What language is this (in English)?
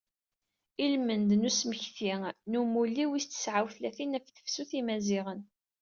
Kabyle